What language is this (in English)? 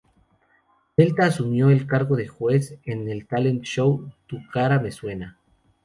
Spanish